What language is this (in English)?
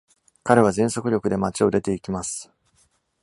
Japanese